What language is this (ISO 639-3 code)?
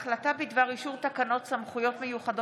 heb